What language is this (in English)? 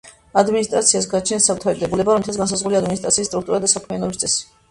Georgian